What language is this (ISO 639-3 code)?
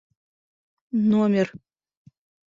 bak